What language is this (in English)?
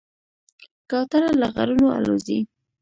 Pashto